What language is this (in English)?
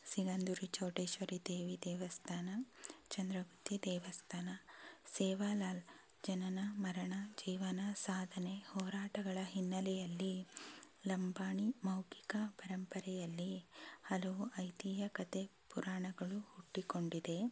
Kannada